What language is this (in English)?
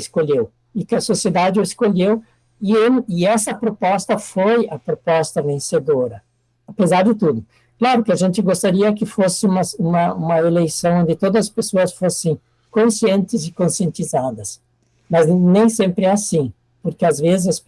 Portuguese